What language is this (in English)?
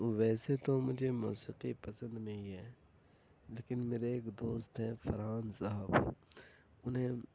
Urdu